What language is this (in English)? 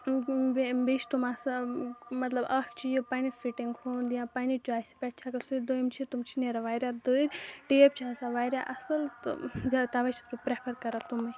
Kashmiri